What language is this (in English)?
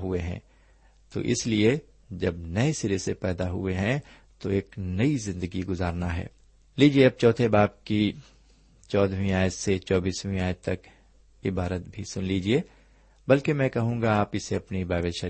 Urdu